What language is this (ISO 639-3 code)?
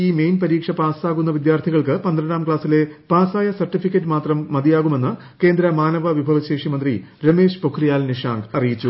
mal